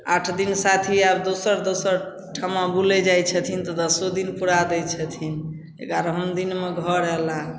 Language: Maithili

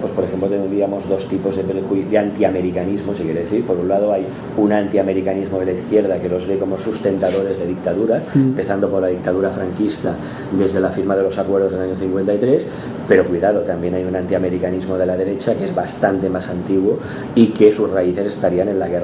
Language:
Spanish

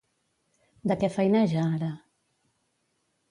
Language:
Catalan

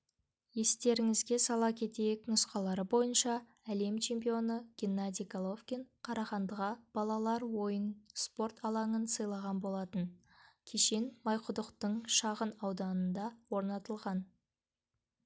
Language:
Kazakh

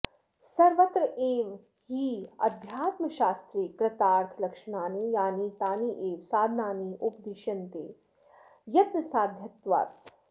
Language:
Sanskrit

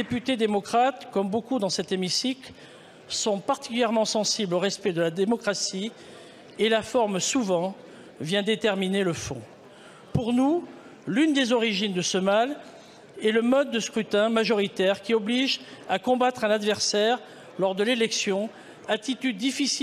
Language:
French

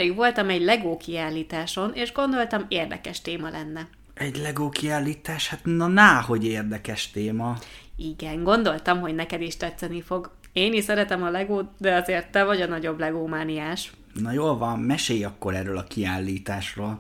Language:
Hungarian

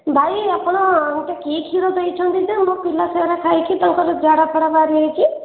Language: Odia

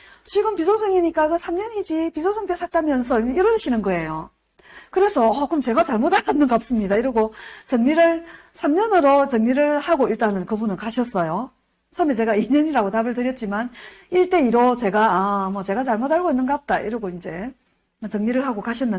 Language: Korean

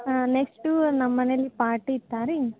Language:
Kannada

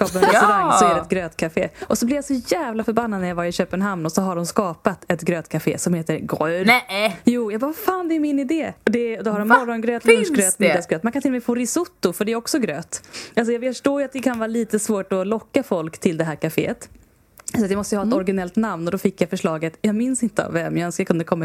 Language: Swedish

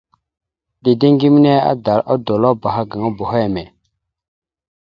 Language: Mada (Cameroon)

